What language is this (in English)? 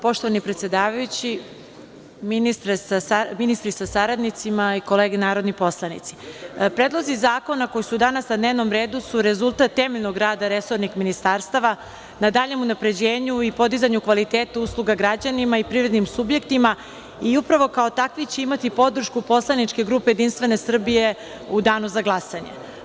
Serbian